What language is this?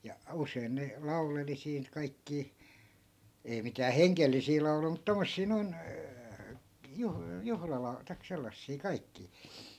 Finnish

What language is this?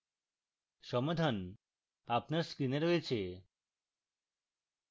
Bangla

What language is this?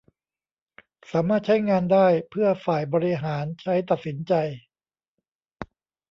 Thai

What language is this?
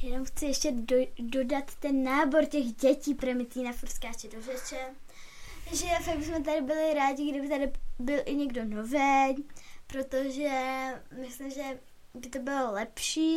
Czech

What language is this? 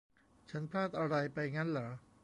Thai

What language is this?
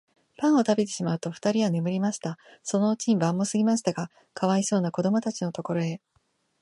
Japanese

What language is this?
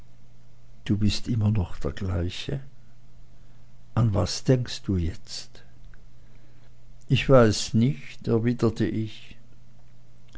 German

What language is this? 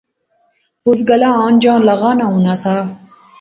Pahari-Potwari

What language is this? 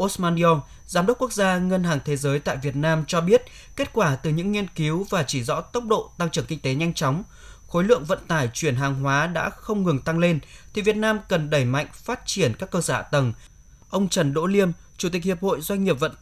Vietnamese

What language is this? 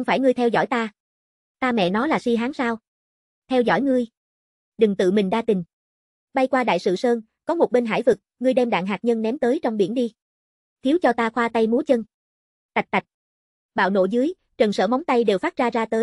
Vietnamese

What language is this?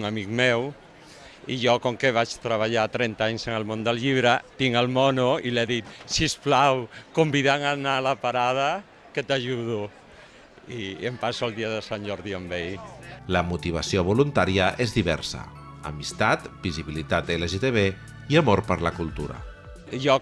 Catalan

